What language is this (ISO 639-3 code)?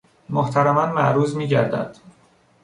fas